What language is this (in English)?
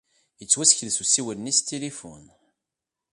Kabyle